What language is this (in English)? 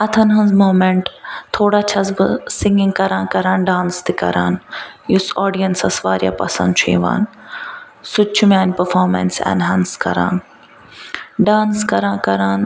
Kashmiri